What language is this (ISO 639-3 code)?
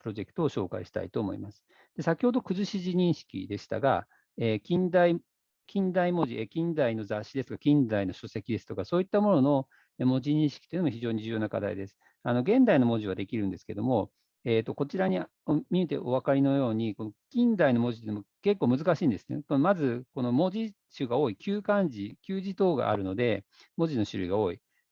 jpn